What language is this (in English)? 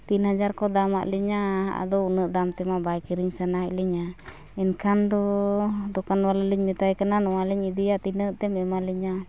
Santali